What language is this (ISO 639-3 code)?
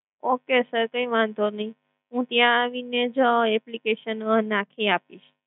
guj